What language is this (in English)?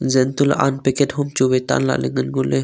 Wancho Naga